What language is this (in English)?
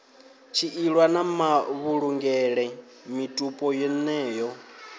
Venda